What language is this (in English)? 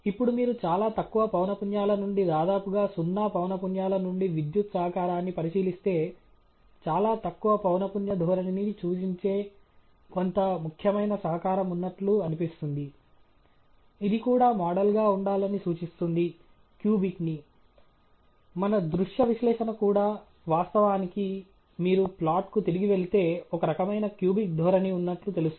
Telugu